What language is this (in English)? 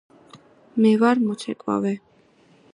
Georgian